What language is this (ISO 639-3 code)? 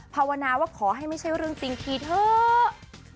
tha